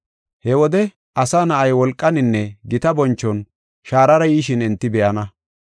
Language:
Gofa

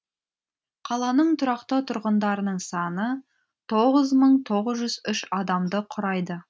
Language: Kazakh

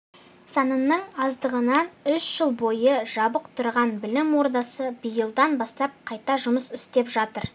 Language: Kazakh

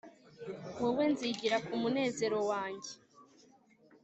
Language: Kinyarwanda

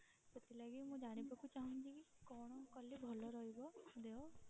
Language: Odia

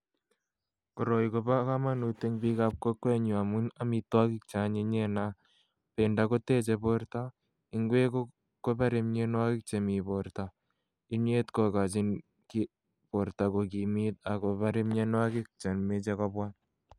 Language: Kalenjin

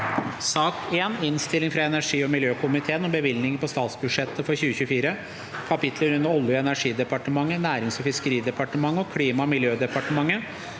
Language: Norwegian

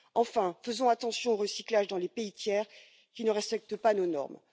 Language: French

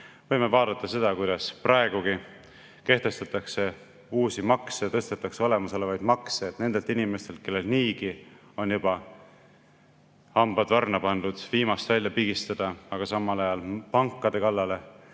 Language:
Estonian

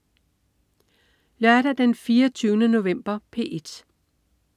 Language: Danish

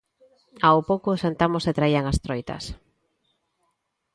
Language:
Galician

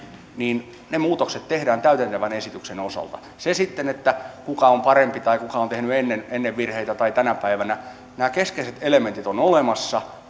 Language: Finnish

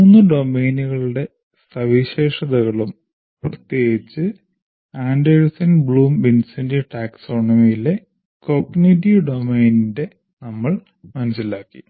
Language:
Malayalam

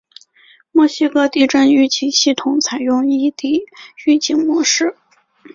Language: Chinese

